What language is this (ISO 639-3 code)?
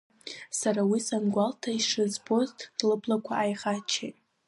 abk